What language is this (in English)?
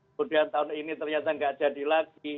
Indonesian